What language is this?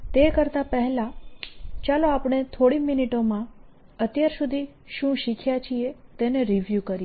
Gujarati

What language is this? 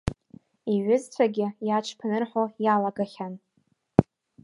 Abkhazian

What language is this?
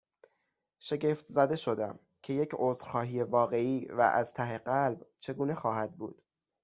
Persian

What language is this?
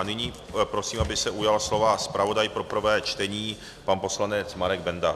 Czech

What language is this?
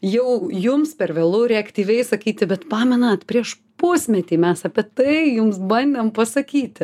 Lithuanian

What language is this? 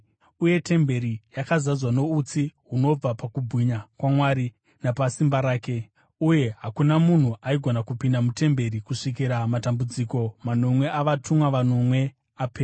Shona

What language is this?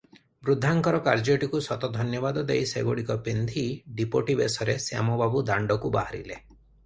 Odia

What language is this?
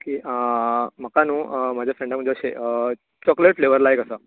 Konkani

